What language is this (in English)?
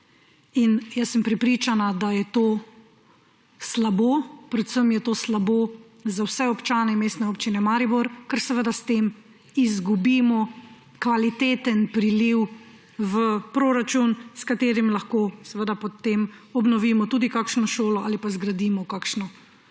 Slovenian